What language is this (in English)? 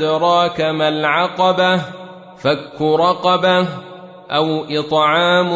Arabic